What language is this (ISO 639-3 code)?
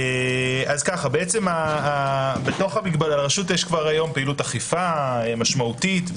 heb